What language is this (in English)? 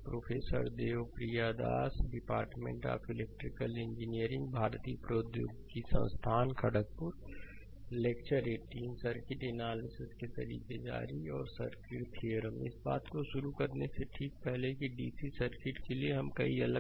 Hindi